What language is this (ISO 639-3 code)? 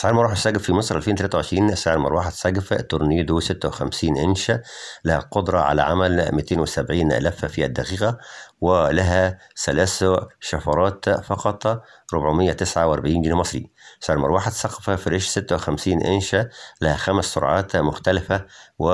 ara